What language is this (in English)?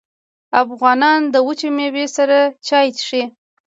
Pashto